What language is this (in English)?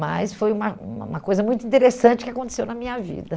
Portuguese